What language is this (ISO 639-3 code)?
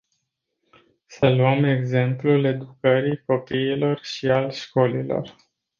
ron